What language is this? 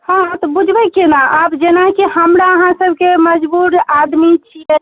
Maithili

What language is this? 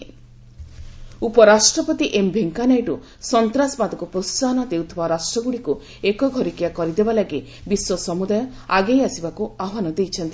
Odia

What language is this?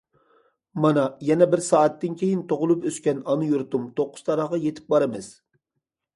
Uyghur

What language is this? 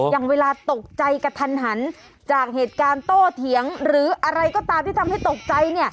Thai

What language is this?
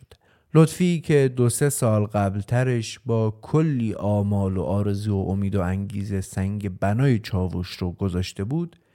Persian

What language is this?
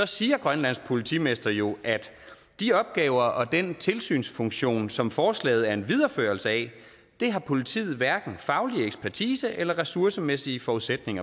Danish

